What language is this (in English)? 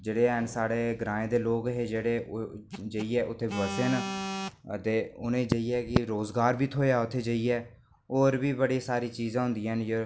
Dogri